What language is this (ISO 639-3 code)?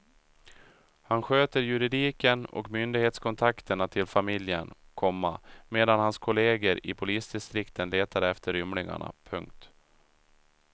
swe